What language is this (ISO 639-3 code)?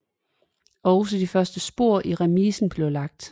dan